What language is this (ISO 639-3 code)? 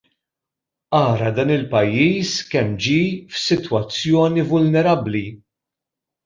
mlt